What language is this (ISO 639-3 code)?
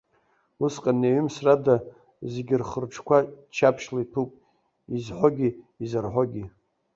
abk